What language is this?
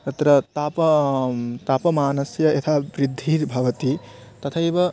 Sanskrit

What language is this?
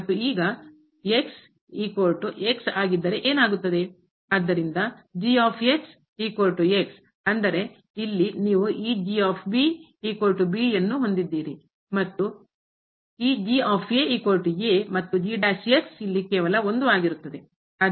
Kannada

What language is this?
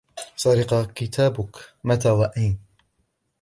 Arabic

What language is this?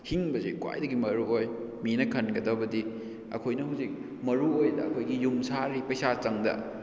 Manipuri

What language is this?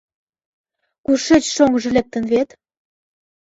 Mari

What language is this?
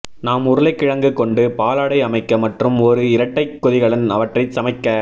Tamil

